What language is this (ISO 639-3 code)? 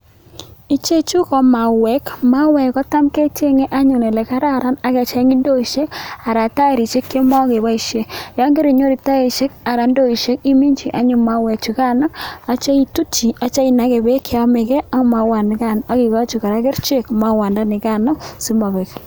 kln